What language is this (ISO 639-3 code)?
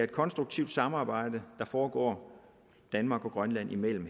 dan